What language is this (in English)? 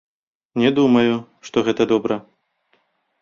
Belarusian